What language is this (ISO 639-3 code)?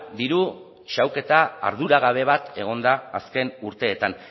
eus